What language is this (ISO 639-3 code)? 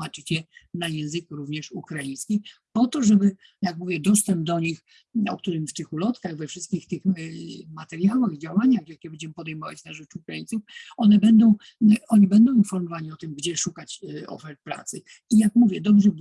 pol